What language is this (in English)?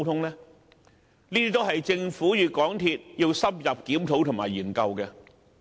Cantonese